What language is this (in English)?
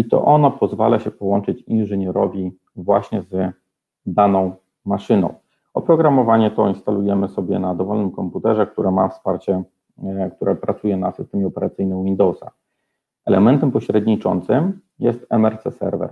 Polish